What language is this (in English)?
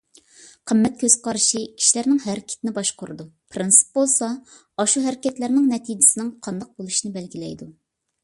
Uyghur